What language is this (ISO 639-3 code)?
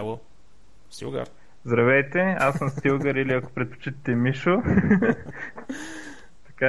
bul